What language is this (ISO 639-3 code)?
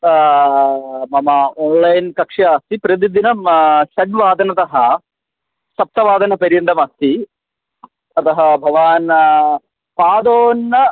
san